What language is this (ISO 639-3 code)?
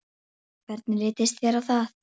isl